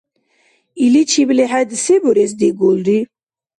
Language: Dargwa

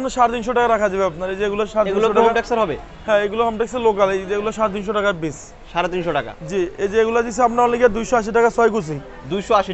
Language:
Turkish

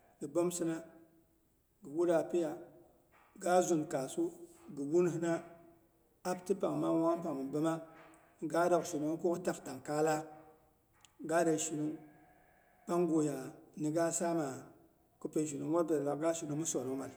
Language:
Boghom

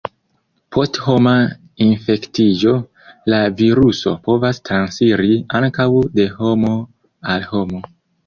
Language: Esperanto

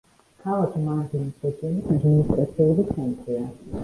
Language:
Georgian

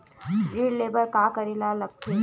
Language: Chhattisgarhi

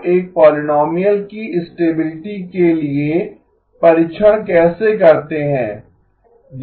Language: Hindi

